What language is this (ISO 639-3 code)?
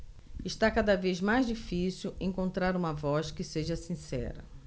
por